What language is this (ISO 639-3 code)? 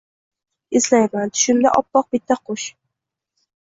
uzb